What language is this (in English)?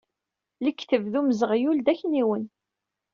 Kabyle